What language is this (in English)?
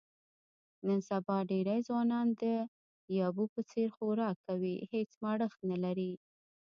Pashto